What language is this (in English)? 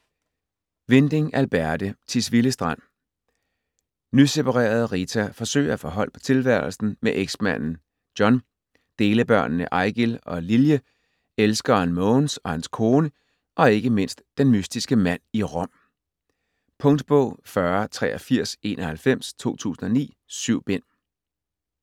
Danish